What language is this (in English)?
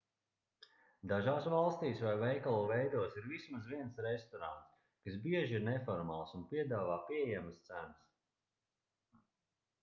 Latvian